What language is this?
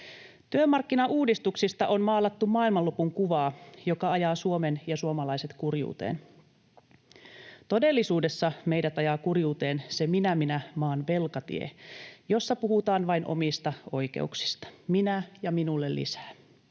Finnish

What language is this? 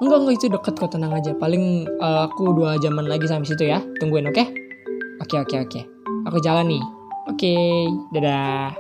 Indonesian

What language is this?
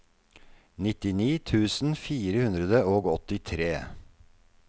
Norwegian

